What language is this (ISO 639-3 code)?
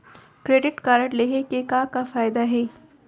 hne